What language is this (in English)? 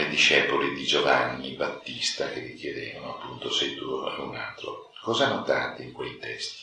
Italian